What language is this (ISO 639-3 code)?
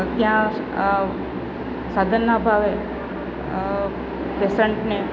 guj